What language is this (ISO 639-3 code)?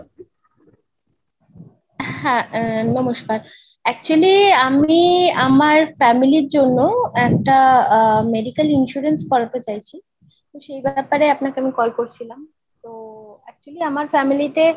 ben